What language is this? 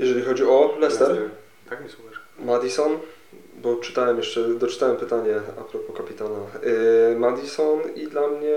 Polish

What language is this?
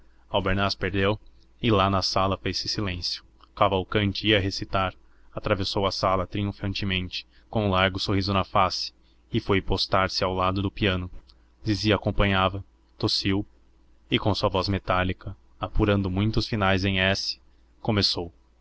Portuguese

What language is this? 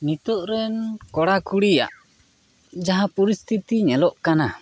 Santali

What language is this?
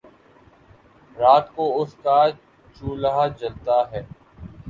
Urdu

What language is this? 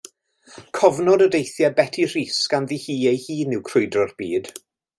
Welsh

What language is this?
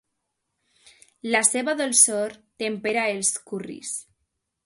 Catalan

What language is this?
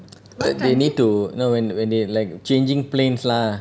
English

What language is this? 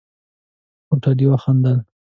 Pashto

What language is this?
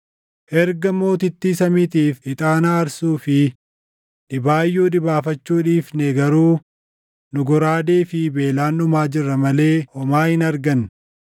Oromo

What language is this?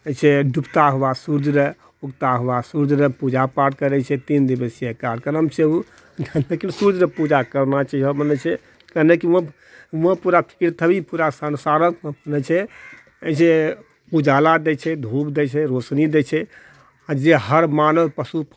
Maithili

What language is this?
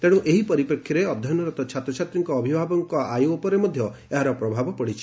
Odia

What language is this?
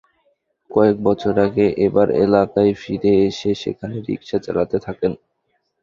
Bangla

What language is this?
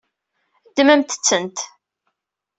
Kabyle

